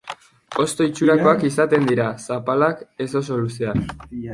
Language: Basque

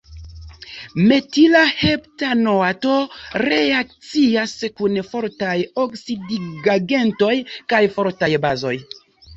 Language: Esperanto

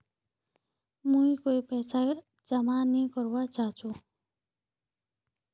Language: Magahi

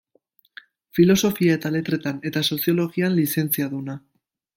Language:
Basque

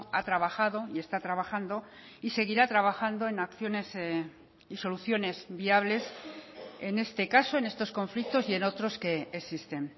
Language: Spanish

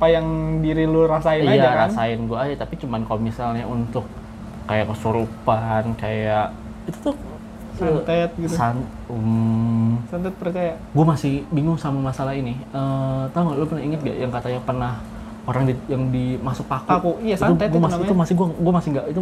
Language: Indonesian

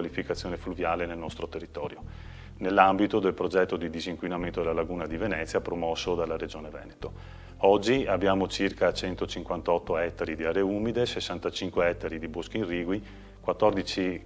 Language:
Italian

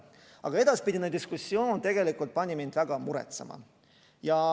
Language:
Estonian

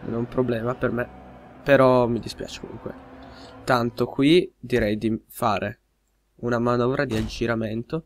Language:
Italian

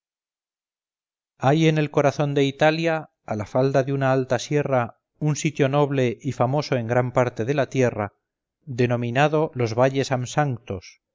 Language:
Spanish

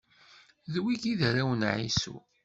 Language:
Kabyle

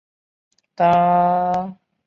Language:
Chinese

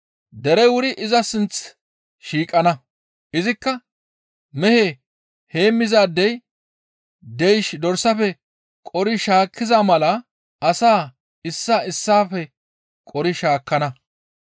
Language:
Gamo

